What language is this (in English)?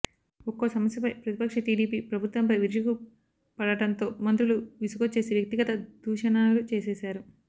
Telugu